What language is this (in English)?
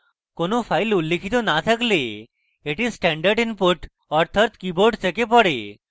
Bangla